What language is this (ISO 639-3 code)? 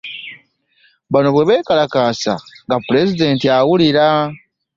lug